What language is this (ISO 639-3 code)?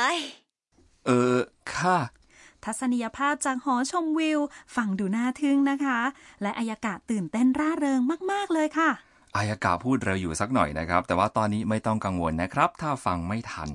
tha